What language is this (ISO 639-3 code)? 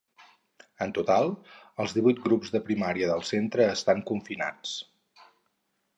cat